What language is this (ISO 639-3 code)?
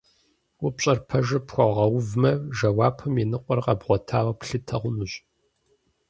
kbd